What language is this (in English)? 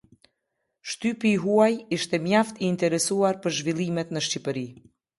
Albanian